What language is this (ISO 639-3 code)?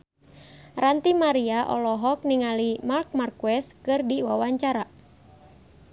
sun